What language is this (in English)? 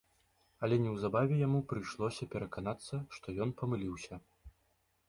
Belarusian